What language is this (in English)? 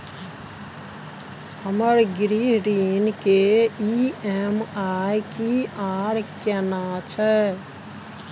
Maithili